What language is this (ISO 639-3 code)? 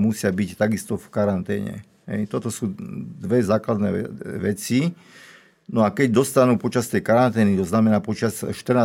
slk